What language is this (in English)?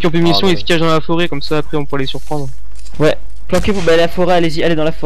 French